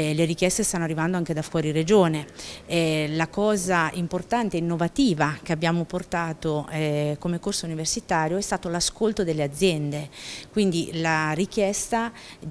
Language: Italian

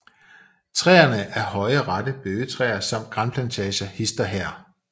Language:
Danish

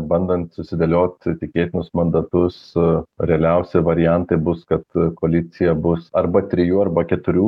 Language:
Lithuanian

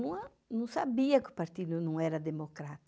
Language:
Portuguese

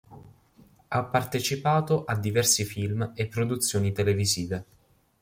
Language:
Italian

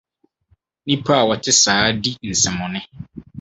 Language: Akan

